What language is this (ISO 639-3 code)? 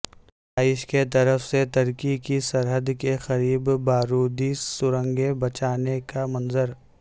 urd